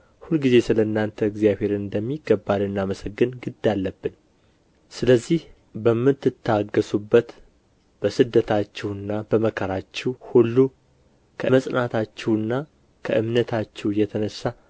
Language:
Amharic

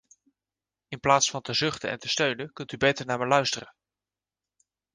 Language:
Dutch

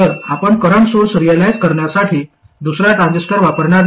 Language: Marathi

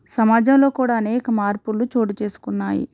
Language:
Telugu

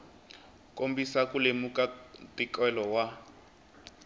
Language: Tsonga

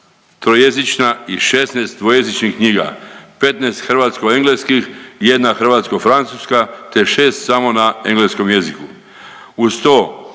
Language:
Croatian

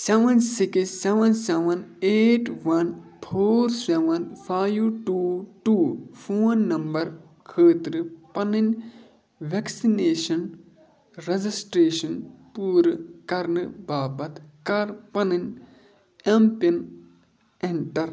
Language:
Kashmiri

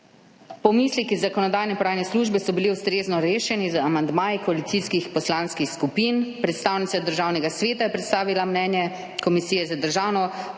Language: Slovenian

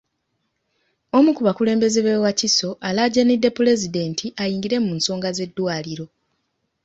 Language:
Ganda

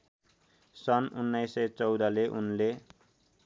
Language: Nepali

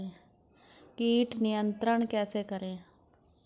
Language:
Hindi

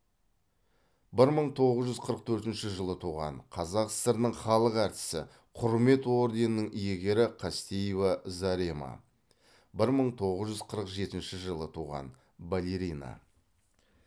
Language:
Kazakh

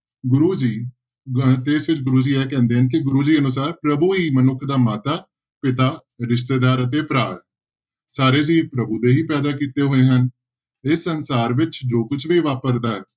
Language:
Punjabi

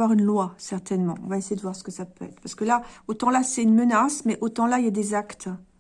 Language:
French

